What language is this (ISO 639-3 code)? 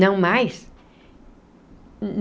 por